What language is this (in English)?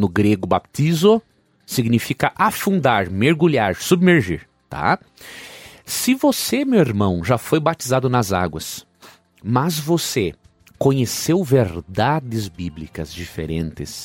Portuguese